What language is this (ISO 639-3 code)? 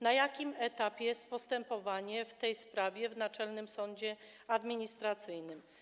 pol